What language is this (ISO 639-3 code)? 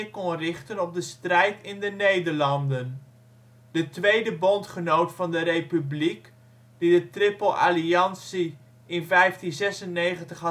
nld